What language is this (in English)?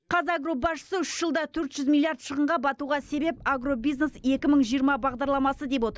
Kazakh